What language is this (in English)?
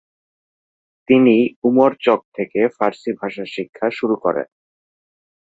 Bangla